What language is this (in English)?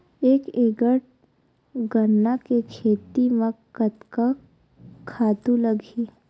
Chhattisgarhi